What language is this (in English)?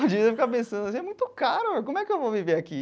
Portuguese